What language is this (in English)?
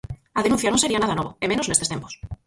Galician